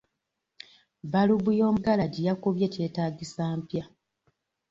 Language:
Ganda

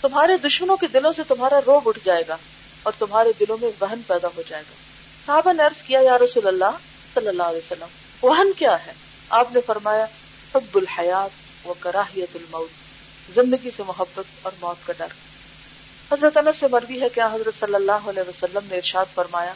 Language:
Urdu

